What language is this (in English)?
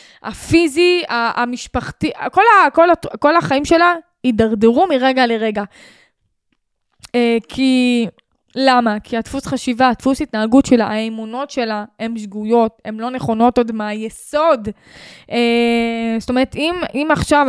Hebrew